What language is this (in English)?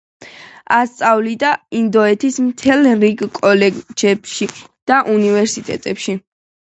Georgian